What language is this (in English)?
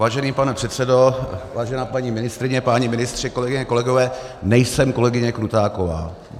Czech